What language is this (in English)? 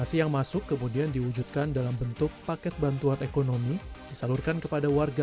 Indonesian